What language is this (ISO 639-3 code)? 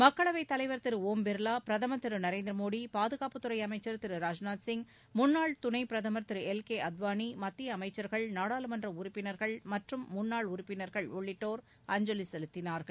tam